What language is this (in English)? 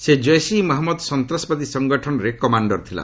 Odia